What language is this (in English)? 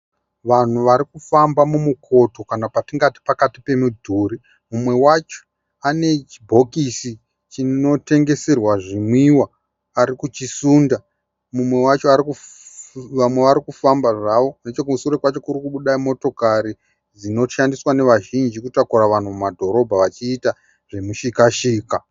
Shona